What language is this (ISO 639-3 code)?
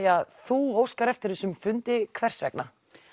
isl